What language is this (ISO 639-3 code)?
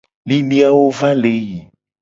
gej